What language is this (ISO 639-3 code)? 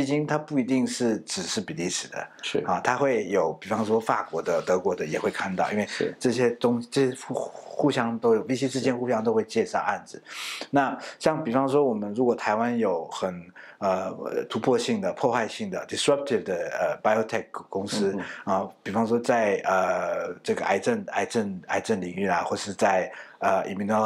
zho